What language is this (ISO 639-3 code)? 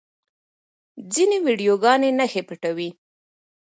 pus